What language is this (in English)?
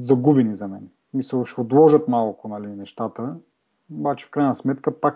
Bulgarian